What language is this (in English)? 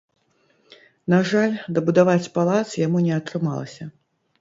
Belarusian